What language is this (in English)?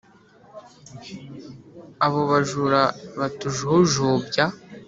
Kinyarwanda